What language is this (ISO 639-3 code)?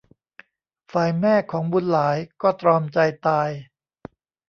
tha